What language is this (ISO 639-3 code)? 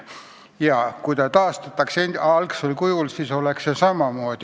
est